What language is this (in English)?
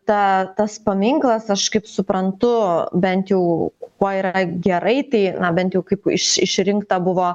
Lithuanian